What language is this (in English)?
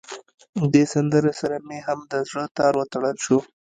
Pashto